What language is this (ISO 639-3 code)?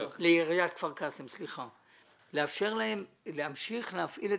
heb